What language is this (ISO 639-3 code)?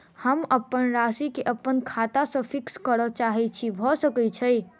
mai